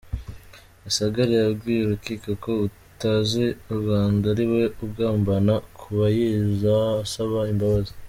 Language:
Kinyarwanda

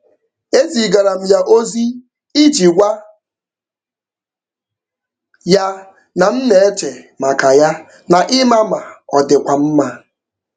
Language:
Igbo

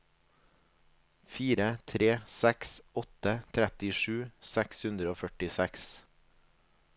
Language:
Norwegian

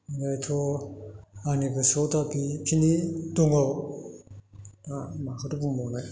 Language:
Bodo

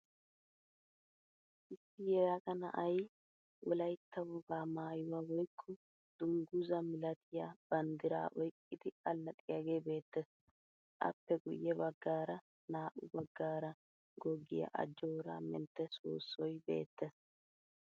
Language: Wolaytta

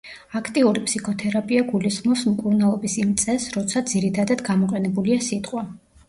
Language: Georgian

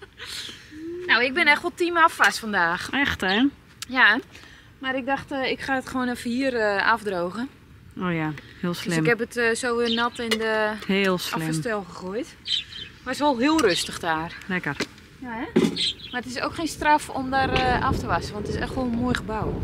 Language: Dutch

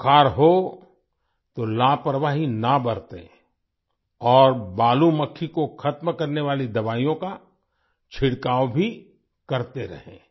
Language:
Hindi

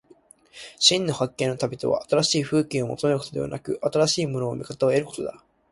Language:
Japanese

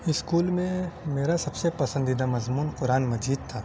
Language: Urdu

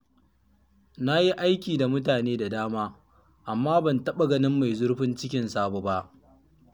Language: Hausa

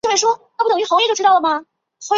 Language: Chinese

